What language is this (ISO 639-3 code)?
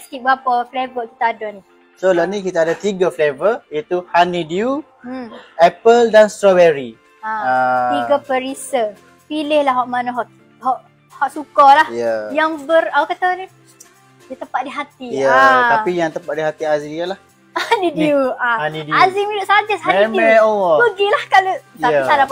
msa